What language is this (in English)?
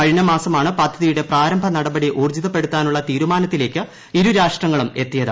Malayalam